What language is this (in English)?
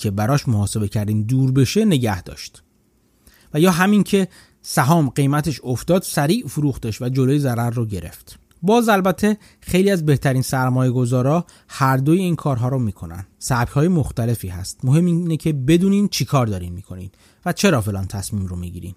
Persian